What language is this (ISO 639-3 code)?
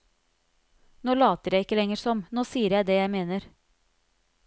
nor